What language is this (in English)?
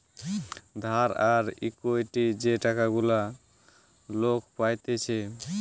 Bangla